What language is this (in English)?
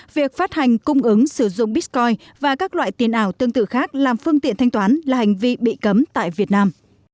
Vietnamese